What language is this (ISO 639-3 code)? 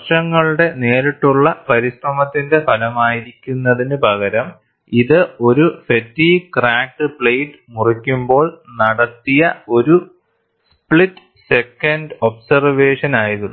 mal